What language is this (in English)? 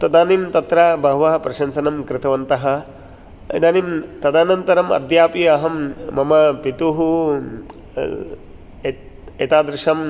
Sanskrit